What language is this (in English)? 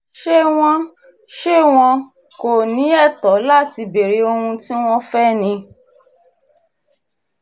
Yoruba